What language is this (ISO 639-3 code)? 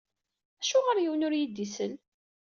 kab